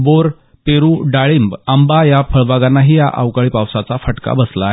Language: Marathi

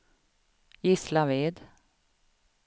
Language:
Swedish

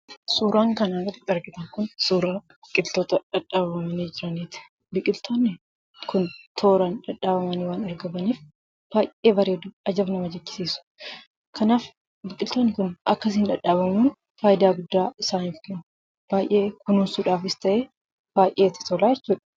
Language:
Oromo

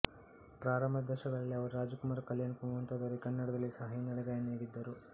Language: Kannada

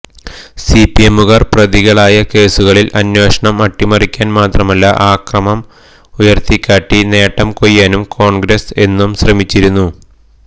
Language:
Malayalam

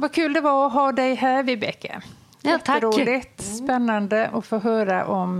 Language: Swedish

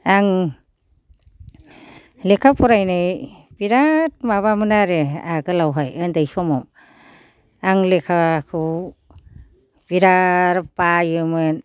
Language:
Bodo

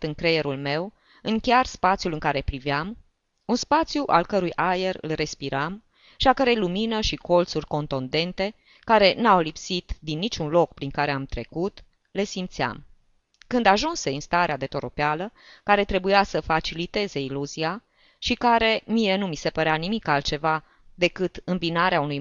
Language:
Romanian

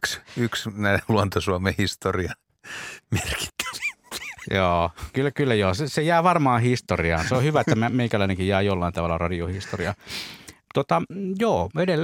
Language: Finnish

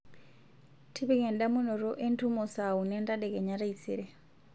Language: Masai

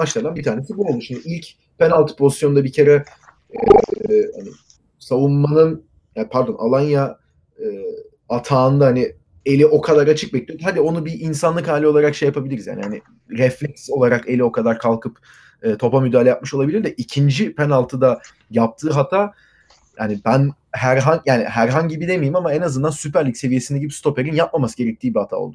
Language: Turkish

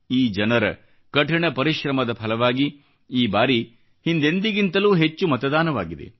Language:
Kannada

